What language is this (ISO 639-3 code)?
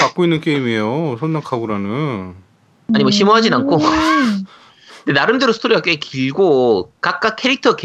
kor